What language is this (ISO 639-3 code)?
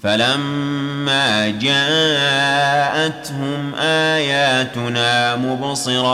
ara